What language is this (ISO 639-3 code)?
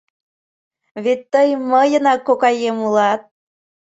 chm